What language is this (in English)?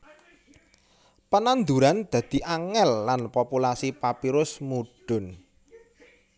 Javanese